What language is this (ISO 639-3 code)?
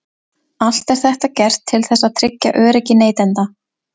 isl